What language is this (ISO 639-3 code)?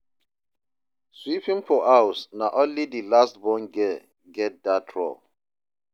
pcm